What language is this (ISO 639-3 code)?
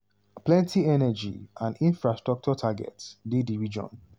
pcm